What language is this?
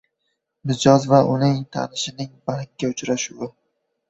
Uzbek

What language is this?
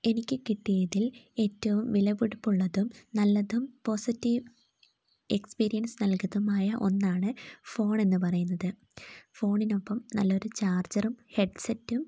Malayalam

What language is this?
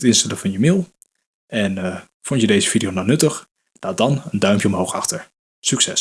Dutch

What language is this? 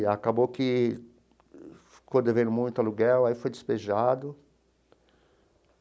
Portuguese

